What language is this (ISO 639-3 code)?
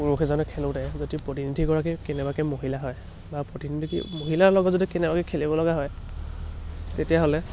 asm